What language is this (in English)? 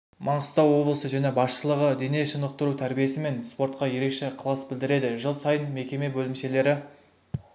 Kazakh